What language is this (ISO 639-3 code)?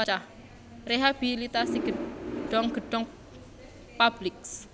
jav